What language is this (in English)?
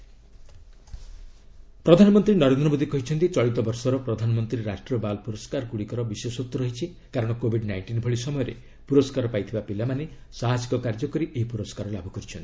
Odia